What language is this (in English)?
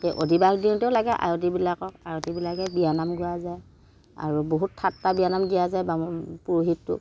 Assamese